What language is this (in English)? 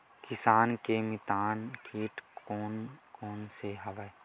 Chhattisgarhi